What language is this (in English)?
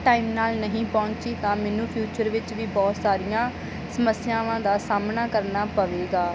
Punjabi